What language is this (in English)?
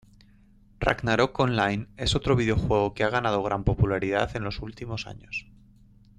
Spanish